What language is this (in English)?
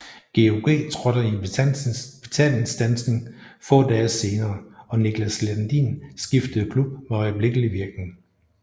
Danish